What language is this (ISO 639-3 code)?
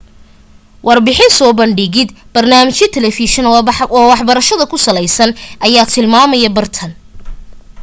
som